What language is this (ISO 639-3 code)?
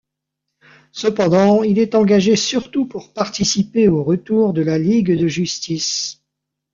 fra